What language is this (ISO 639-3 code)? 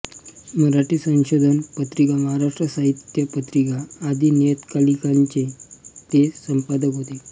mar